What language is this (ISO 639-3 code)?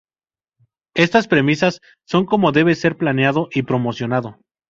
spa